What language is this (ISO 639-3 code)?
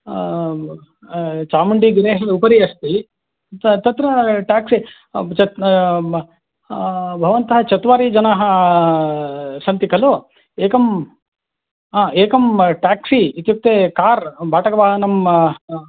san